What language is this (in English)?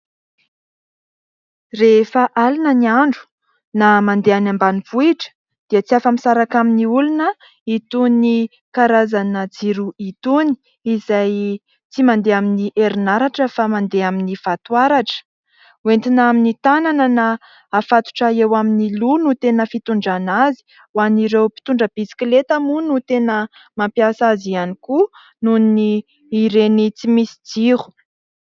Malagasy